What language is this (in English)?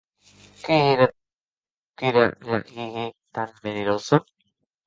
Occitan